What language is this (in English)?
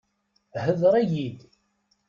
Kabyle